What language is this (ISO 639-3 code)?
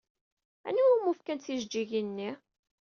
kab